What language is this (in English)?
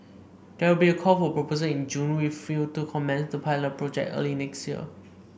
English